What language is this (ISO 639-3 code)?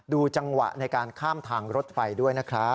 tha